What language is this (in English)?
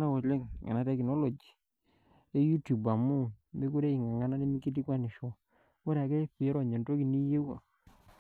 Masai